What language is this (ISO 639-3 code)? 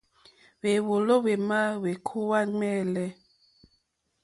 bri